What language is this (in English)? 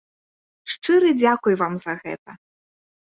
Belarusian